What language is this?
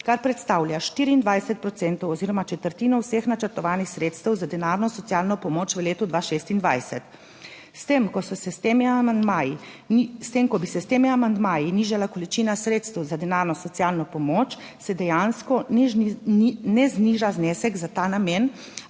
Slovenian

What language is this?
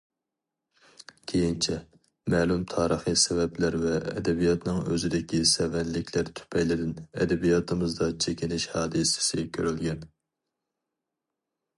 Uyghur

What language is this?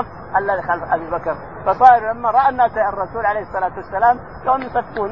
Arabic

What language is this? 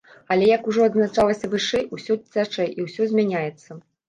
Belarusian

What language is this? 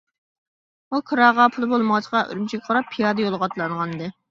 Uyghur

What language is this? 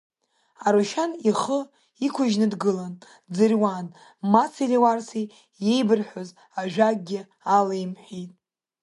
Abkhazian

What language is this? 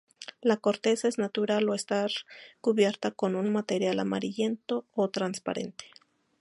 Spanish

